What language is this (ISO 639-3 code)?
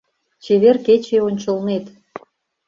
chm